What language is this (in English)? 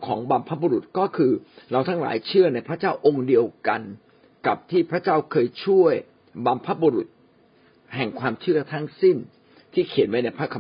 Thai